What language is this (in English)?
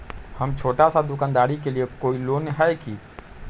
Magahi